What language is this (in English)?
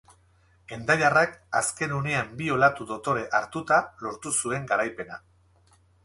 Basque